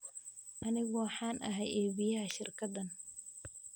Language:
Somali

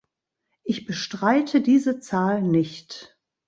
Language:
German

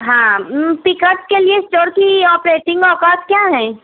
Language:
Urdu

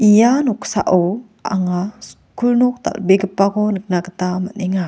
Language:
Garo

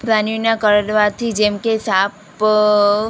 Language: Gujarati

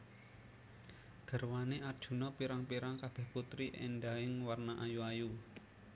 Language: Javanese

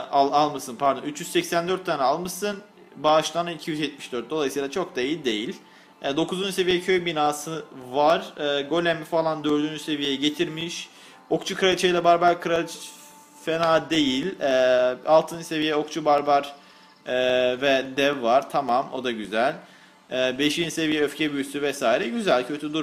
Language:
Turkish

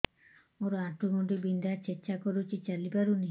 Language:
Odia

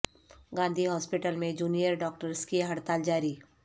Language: Urdu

